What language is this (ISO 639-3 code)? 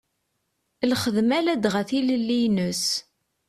kab